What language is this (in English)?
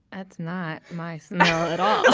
English